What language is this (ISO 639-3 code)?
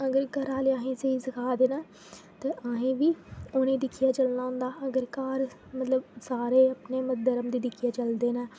doi